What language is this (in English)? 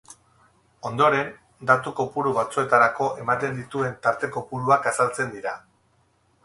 Basque